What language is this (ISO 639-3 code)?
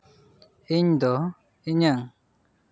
sat